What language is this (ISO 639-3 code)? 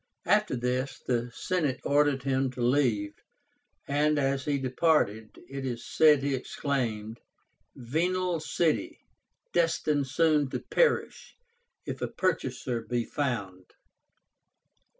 eng